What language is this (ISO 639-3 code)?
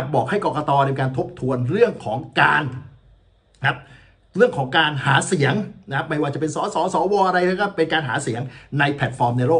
tha